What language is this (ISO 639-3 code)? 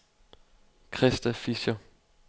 dan